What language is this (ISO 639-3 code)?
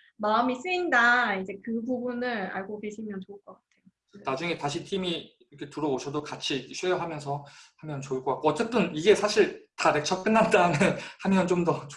kor